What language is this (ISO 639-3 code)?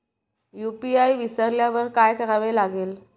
mar